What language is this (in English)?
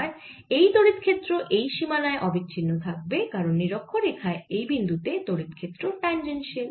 Bangla